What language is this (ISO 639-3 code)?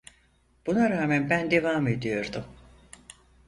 tur